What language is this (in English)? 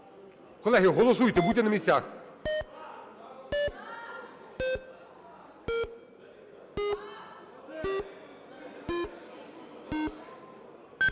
Ukrainian